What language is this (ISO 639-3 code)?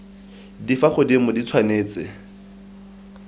tsn